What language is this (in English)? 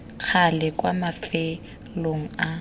Tswana